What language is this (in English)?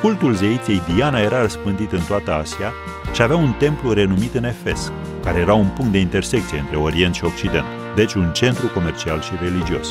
Romanian